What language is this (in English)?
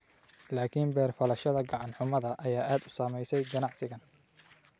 Somali